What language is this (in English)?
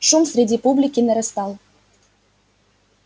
Russian